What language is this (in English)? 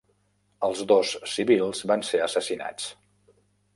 Catalan